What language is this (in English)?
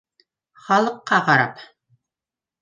Bashkir